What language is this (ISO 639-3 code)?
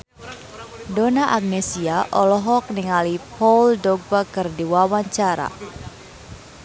sun